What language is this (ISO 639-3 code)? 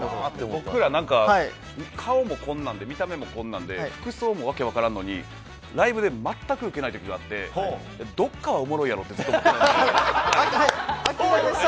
jpn